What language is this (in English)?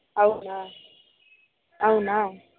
Telugu